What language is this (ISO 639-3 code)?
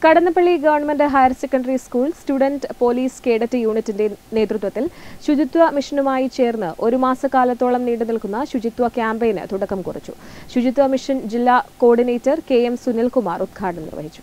mal